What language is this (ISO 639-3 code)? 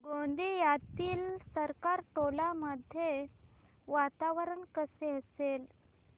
mar